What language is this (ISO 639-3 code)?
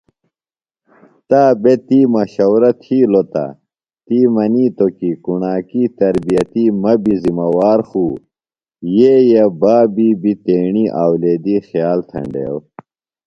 phl